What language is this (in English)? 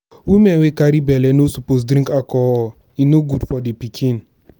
Nigerian Pidgin